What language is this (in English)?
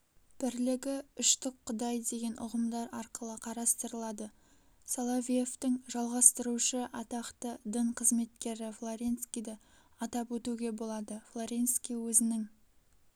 Kazakh